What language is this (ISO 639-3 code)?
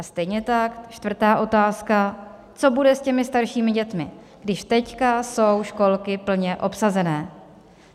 ces